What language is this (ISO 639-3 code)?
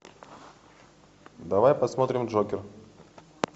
rus